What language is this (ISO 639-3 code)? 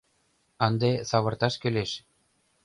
chm